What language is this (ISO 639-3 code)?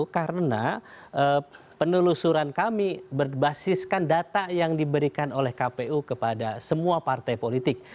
ind